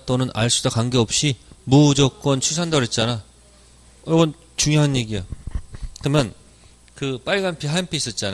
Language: Korean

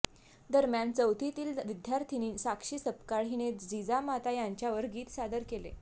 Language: Marathi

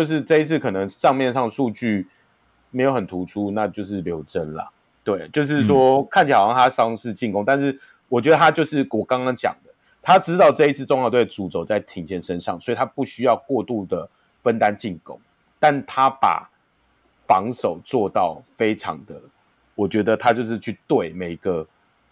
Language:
Chinese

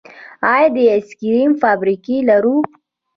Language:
Pashto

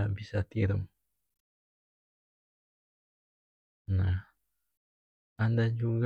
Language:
North Moluccan Malay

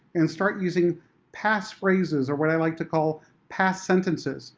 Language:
English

